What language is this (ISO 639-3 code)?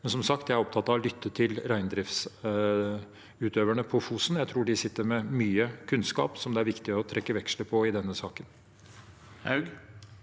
nor